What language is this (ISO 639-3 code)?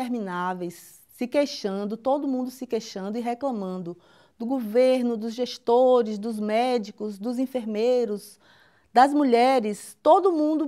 por